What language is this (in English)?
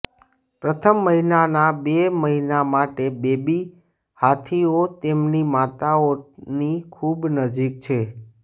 Gujarati